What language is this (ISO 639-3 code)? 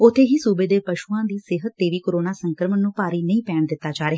pan